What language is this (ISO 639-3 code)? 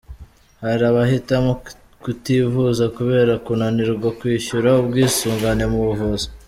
kin